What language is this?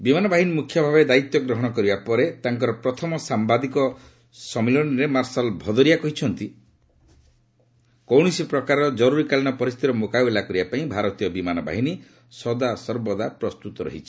Odia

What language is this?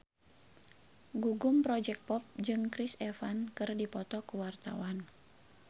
Sundanese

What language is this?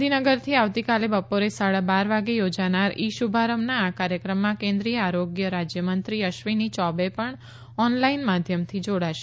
Gujarati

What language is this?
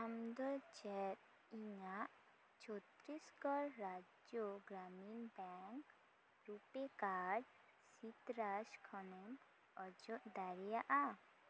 Santali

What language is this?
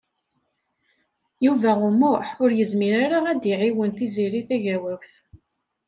Kabyle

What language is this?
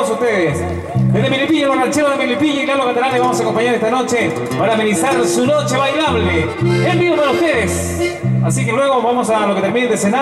Spanish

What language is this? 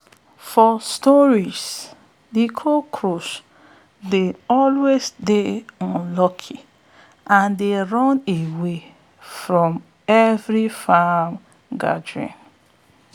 Nigerian Pidgin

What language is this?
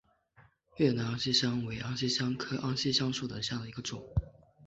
Chinese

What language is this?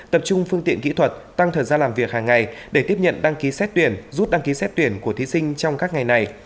Vietnamese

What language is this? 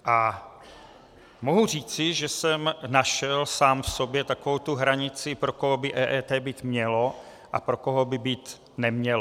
Czech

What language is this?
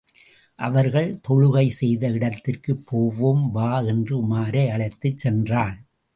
Tamil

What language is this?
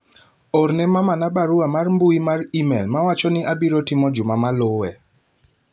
Luo (Kenya and Tanzania)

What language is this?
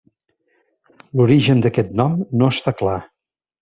Catalan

